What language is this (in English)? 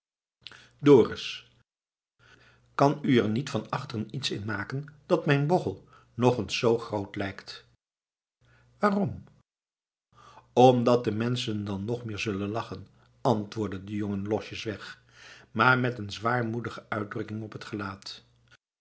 Dutch